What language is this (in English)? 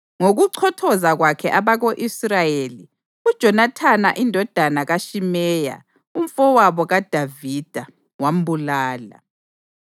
North Ndebele